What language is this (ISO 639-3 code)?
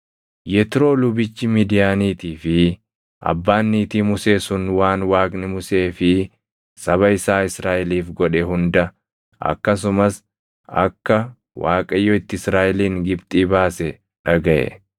orm